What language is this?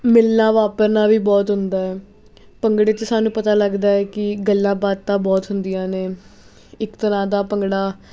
Punjabi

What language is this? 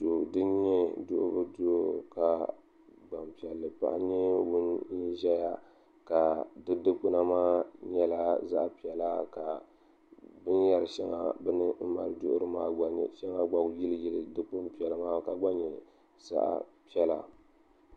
Dagbani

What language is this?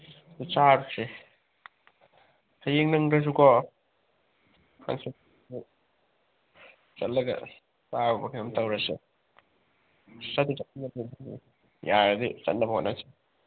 Manipuri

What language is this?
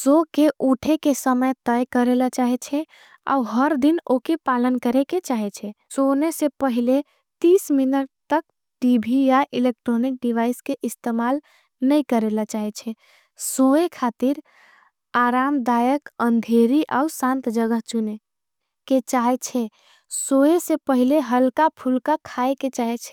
Angika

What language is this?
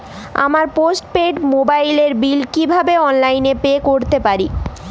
Bangla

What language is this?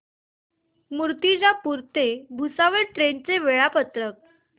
Marathi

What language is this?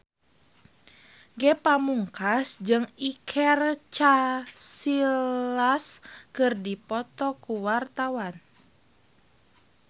Sundanese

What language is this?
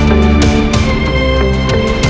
Indonesian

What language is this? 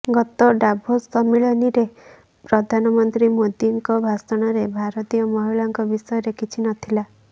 Odia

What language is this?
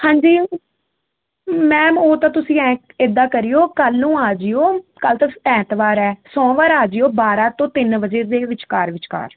Punjabi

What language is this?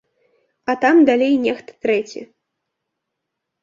Belarusian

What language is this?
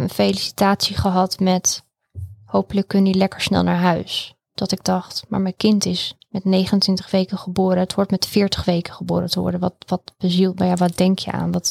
Dutch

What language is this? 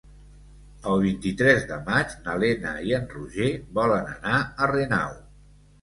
Catalan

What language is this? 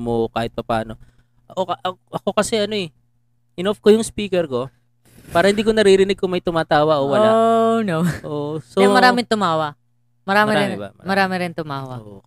Filipino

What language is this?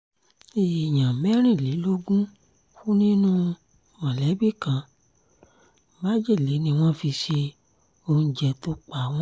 Yoruba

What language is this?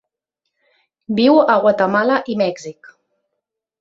Catalan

